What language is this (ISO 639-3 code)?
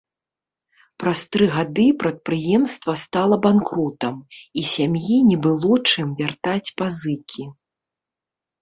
bel